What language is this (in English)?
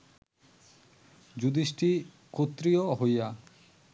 Bangla